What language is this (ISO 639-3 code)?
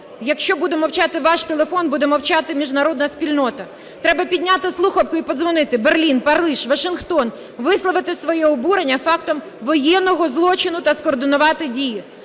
ukr